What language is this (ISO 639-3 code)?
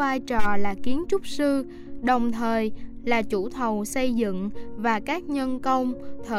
vie